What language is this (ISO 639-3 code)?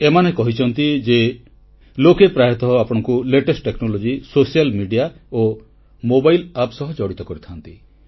ori